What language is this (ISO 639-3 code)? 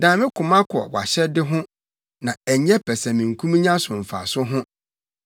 aka